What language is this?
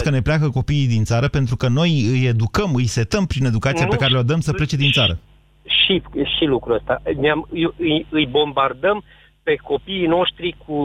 Romanian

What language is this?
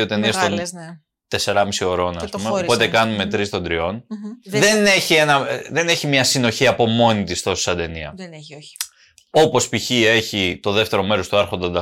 Greek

